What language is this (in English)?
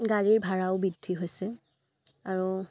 Assamese